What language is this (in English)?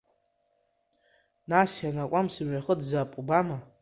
Abkhazian